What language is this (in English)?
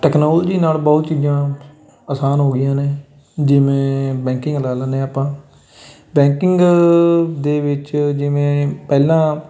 Punjabi